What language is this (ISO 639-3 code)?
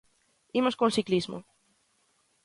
glg